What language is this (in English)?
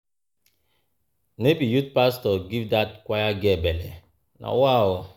Nigerian Pidgin